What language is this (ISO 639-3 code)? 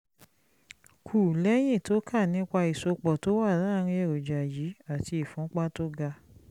yor